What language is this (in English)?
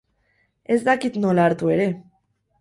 Basque